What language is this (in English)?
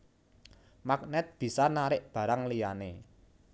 Javanese